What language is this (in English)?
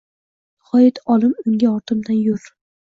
Uzbek